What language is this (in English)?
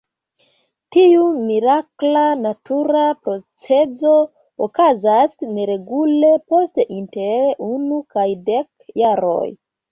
Esperanto